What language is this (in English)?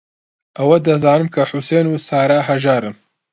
Central Kurdish